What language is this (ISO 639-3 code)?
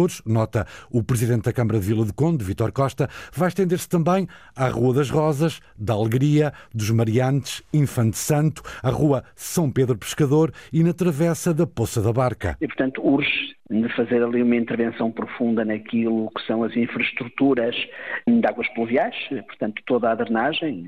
por